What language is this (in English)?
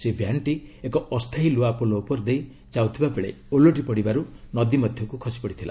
Odia